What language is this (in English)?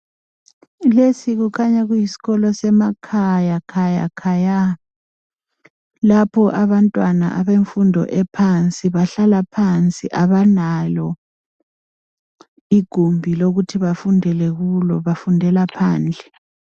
North Ndebele